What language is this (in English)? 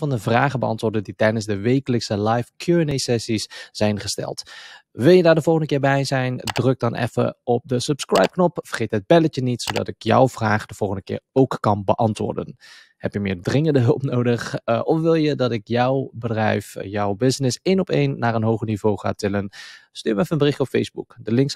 Dutch